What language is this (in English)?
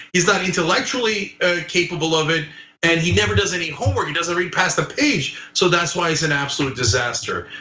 English